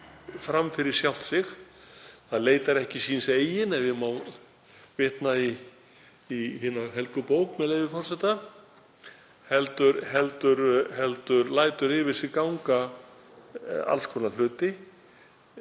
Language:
Icelandic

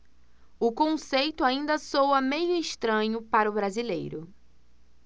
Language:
Portuguese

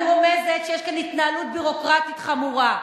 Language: Hebrew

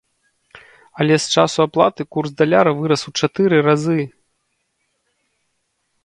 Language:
Belarusian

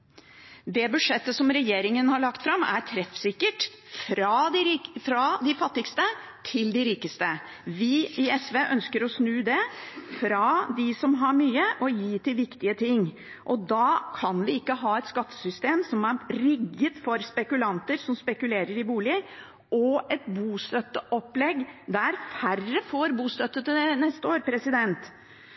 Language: Norwegian Bokmål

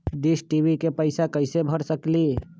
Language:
Magahi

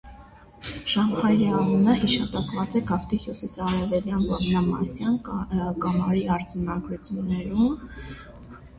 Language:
Armenian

